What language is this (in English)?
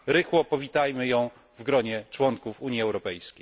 Polish